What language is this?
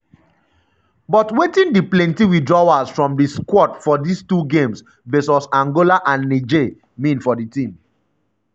Nigerian Pidgin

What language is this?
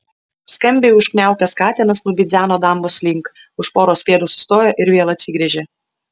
Lithuanian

